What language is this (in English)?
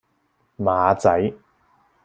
Cantonese